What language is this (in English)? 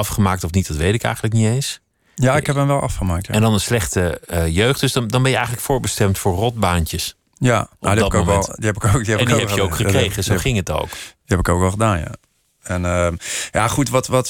Dutch